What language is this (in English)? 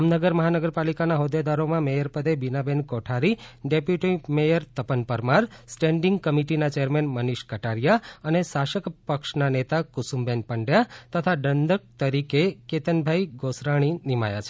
Gujarati